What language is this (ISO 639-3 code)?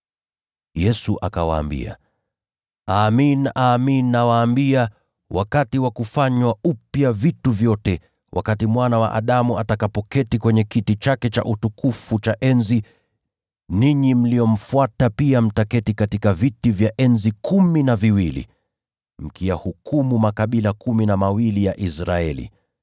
swa